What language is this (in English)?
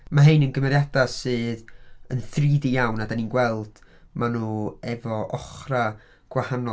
Welsh